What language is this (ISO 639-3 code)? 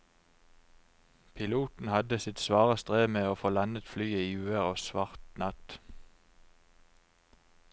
nor